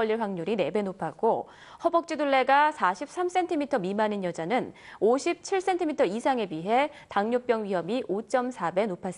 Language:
Korean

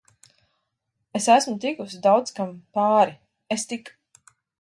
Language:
Latvian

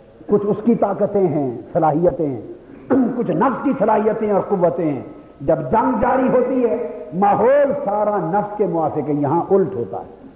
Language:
Urdu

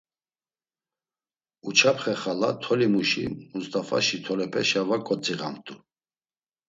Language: Laz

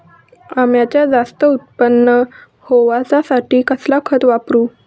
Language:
Marathi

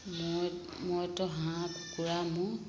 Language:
Assamese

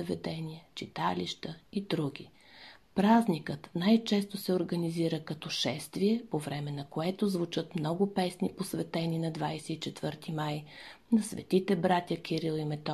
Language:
Bulgarian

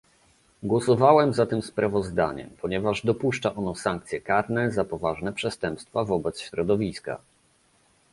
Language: Polish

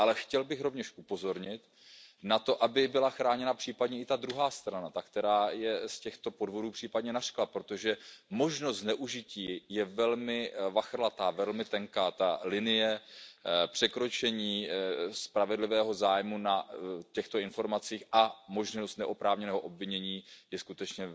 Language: Czech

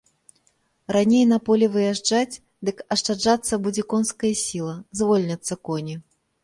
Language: Belarusian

